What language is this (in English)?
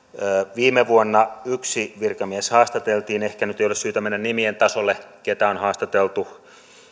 Finnish